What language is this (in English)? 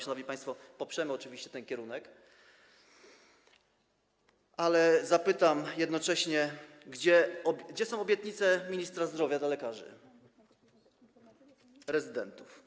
Polish